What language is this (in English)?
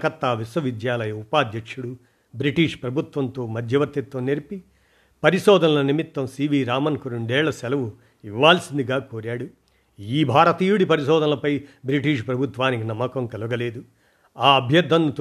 Telugu